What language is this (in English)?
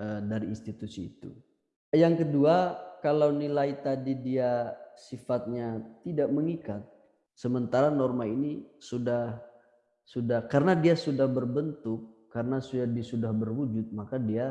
Indonesian